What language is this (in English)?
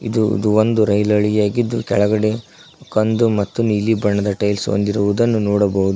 Kannada